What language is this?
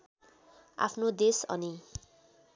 Nepali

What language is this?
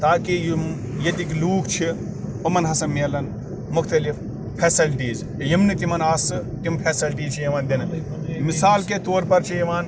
Kashmiri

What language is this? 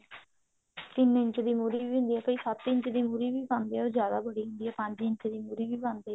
Punjabi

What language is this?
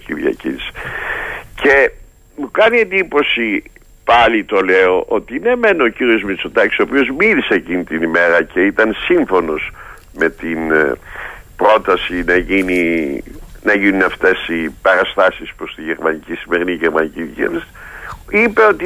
Greek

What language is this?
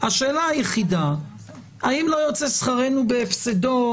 Hebrew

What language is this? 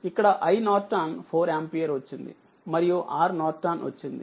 Telugu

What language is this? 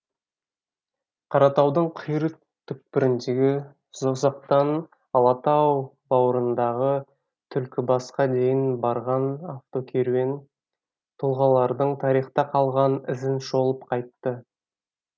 Kazakh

